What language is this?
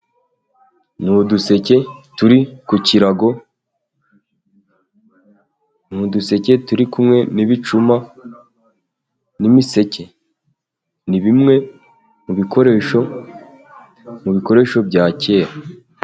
Kinyarwanda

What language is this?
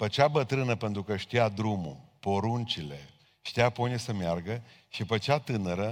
Romanian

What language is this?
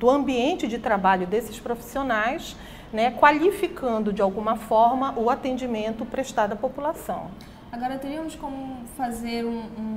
Portuguese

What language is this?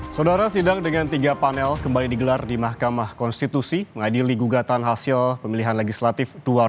Indonesian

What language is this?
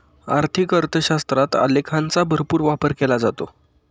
Marathi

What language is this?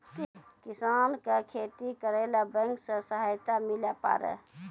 Maithili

